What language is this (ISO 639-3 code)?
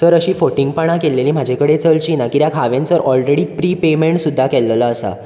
kok